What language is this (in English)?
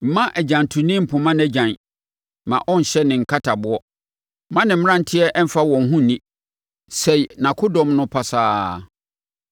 Akan